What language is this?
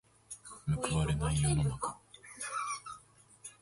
Japanese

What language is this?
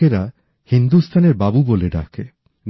Bangla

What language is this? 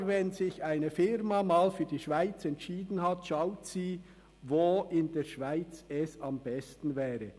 Swiss German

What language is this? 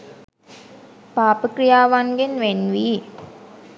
Sinhala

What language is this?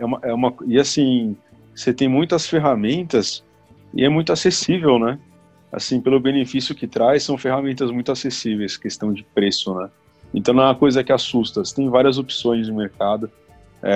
Portuguese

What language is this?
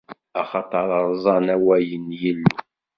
Kabyle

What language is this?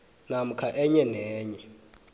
South Ndebele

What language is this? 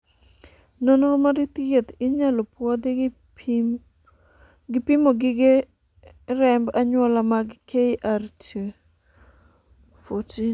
Luo (Kenya and Tanzania)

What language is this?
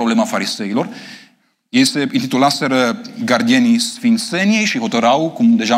Romanian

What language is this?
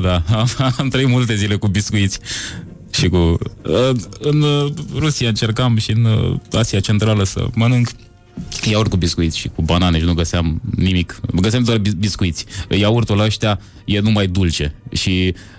Romanian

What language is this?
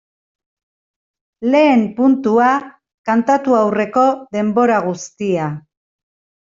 Basque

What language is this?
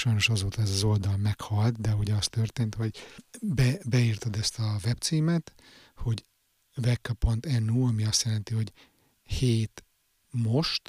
Hungarian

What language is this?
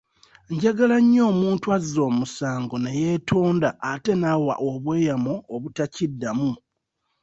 Ganda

